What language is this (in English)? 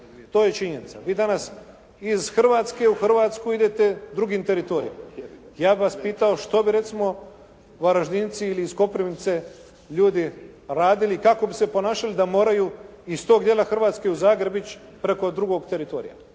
Croatian